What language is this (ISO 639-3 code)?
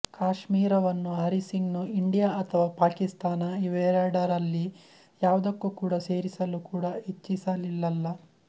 kan